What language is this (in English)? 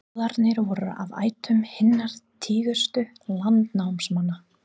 Icelandic